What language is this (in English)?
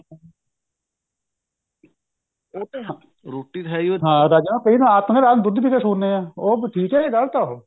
Punjabi